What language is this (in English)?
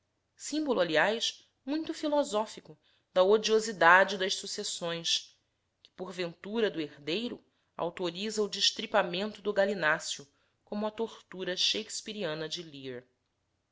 Portuguese